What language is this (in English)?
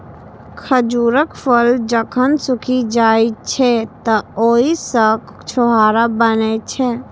Maithili